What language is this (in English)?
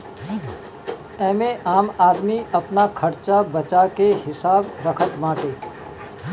Bhojpuri